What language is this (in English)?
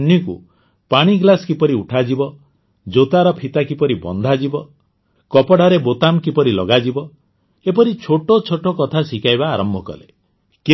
Odia